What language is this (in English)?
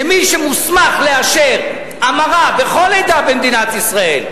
Hebrew